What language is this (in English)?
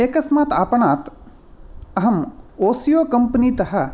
Sanskrit